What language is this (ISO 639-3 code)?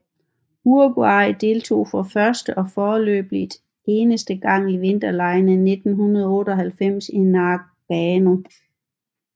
dan